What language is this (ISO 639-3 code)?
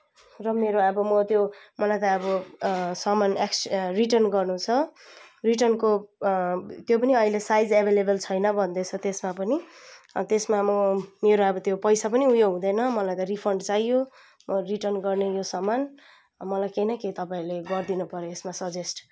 nep